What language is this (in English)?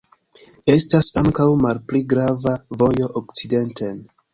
Esperanto